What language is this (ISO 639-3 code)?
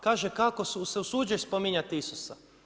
hrv